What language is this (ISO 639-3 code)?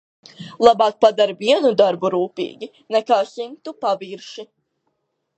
lav